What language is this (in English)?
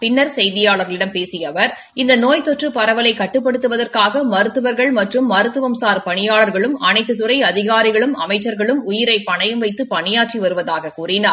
Tamil